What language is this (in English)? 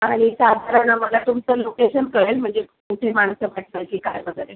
Marathi